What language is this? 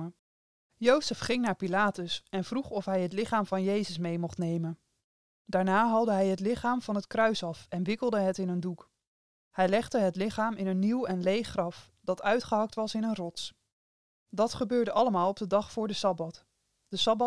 Dutch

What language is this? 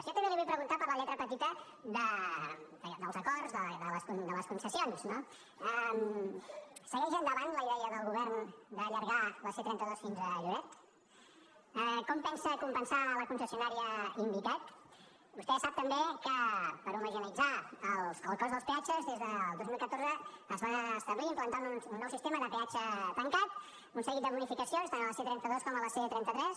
Catalan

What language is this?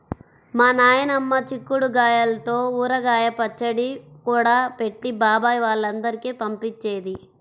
Telugu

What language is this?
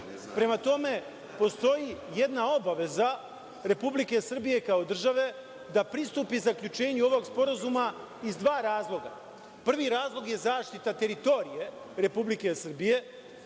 Serbian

